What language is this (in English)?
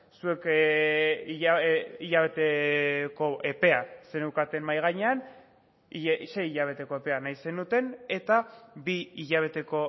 Basque